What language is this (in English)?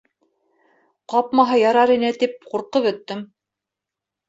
Bashkir